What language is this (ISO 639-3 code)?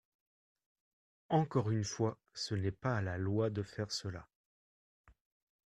fra